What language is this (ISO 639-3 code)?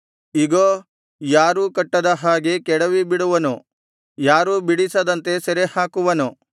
kan